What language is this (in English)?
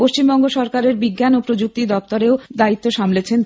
Bangla